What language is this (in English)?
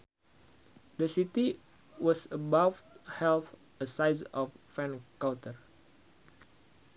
Sundanese